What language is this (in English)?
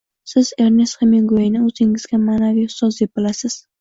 Uzbek